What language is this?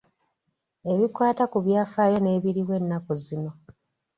Ganda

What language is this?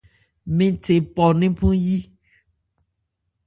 Ebrié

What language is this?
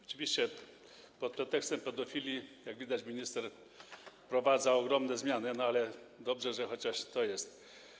Polish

